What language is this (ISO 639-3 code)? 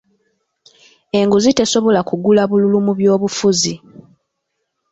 lug